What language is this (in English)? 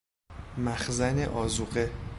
Persian